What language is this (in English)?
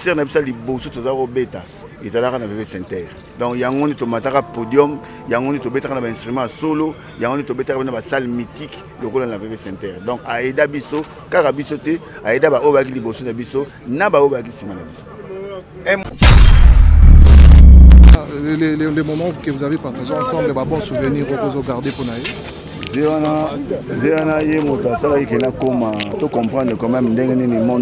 French